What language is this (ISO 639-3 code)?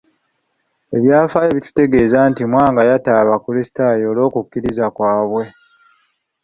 lug